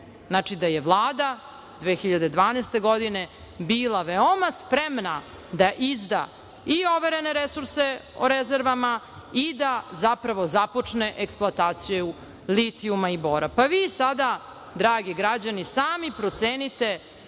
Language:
Serbian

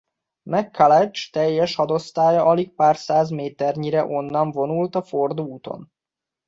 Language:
Hungarian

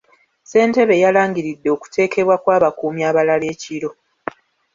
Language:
Ganda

